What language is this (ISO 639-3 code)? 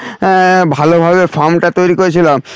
ben